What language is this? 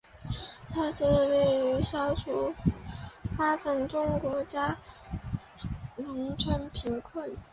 Chinese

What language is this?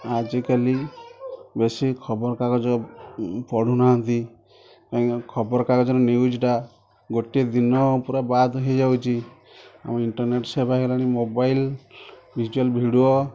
Odia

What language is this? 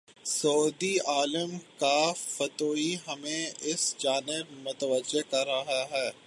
Urdu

